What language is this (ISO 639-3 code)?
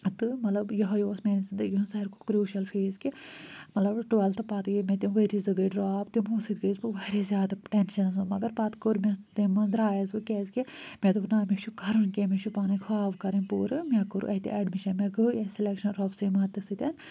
kas